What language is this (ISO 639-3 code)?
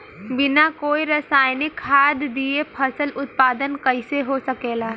bho